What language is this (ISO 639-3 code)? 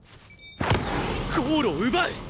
jpn